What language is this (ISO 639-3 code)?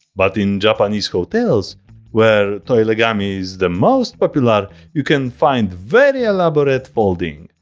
eng